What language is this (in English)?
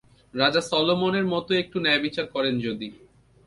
Bangla